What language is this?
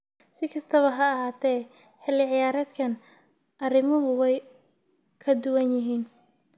Somali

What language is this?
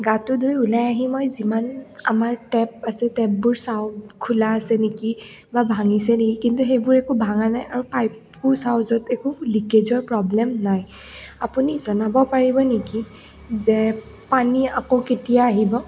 Assamese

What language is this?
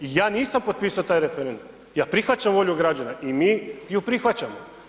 Croatian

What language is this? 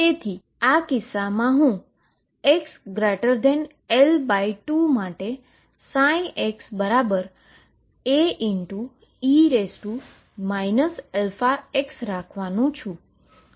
Gujarati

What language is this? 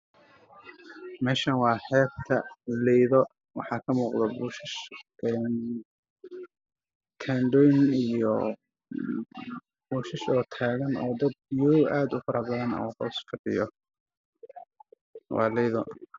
Somali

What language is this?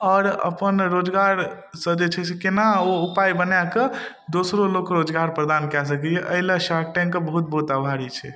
Maithili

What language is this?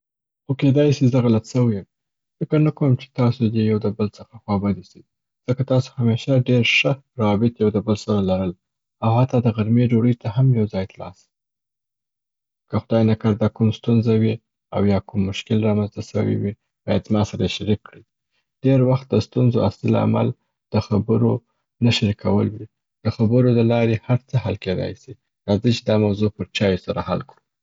Southern Pashto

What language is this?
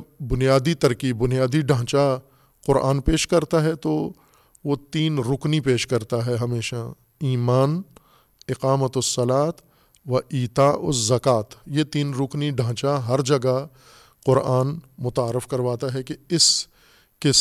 Urdu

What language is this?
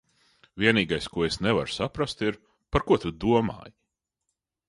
Latvian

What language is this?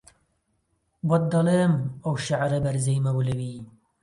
Central Kurdish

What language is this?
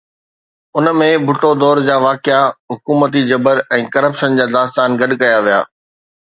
Sindhi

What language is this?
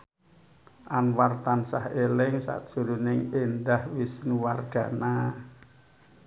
Javanese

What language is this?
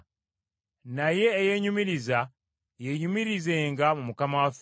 Ganda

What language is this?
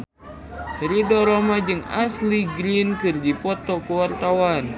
Sundanese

